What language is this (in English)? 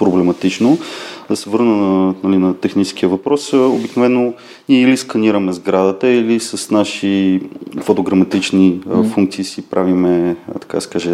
Bulgarian